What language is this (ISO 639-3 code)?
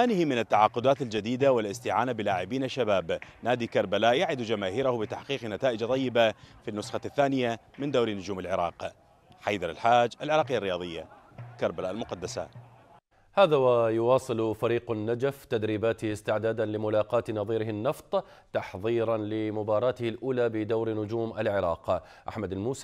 ara